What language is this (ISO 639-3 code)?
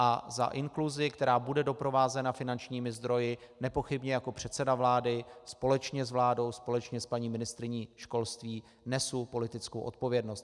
ces